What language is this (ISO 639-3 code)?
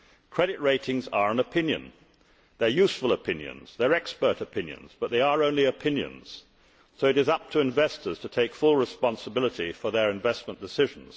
eng